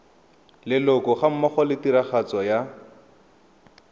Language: Tswana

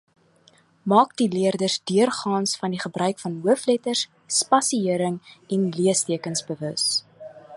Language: Afrikaans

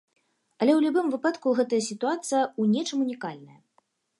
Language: Belarusian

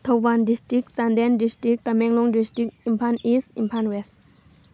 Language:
Manipuri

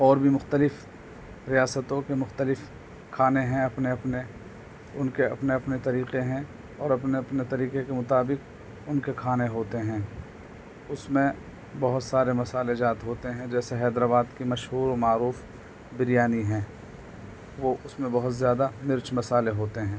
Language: Urdu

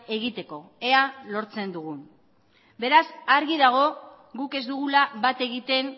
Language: Basque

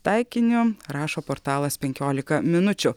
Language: Lithuanian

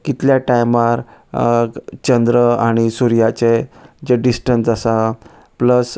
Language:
Konkani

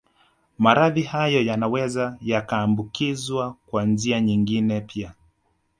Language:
Swahili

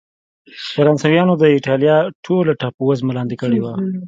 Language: Pashto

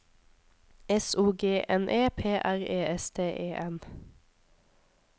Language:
Norwegian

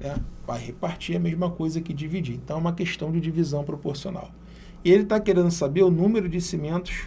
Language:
Portuguese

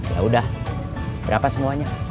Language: Indonesian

